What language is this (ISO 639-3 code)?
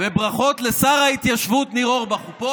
heb